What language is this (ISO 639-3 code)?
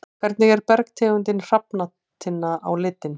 isl